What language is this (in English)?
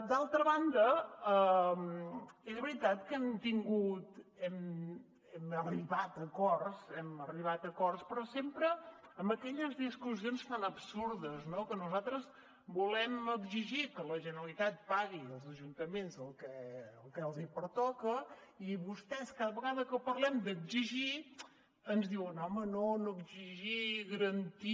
Catalan